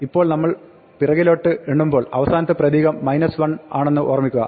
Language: Malayalam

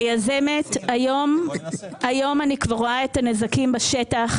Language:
Hebrew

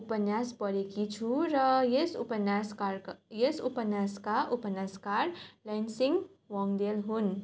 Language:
Nepali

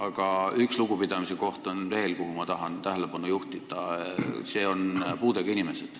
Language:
Estonian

